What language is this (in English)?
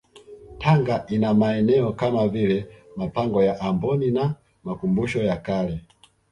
Swahili